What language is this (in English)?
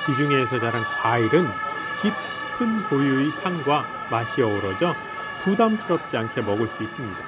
Korean